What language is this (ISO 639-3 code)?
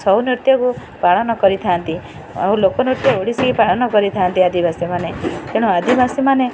ori